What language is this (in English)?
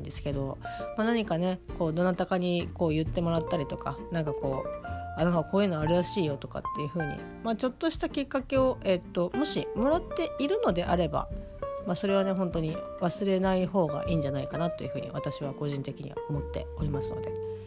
Japanese